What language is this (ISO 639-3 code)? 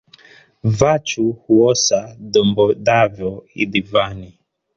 swa